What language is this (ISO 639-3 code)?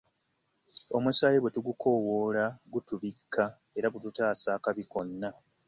lug